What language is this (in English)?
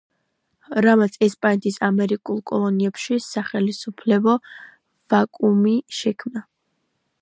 Georgian